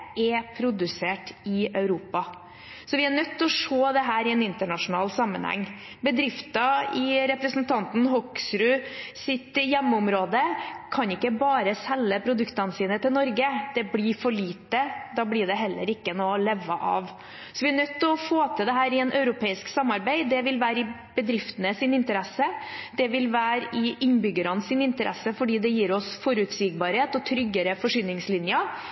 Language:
Norwegian Bokmål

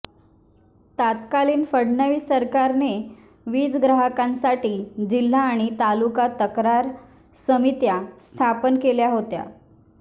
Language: Marathi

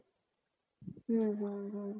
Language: Assamese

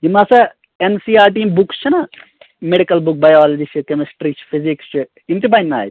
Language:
Kashmiri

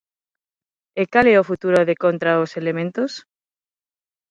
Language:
Galician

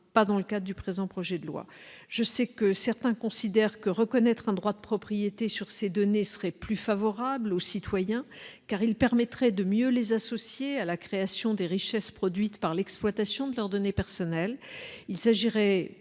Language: French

